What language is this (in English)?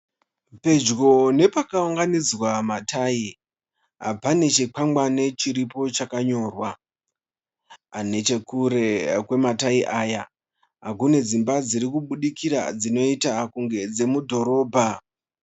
Shona